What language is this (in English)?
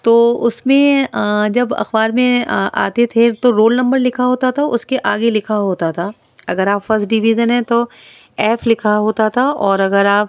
Urdu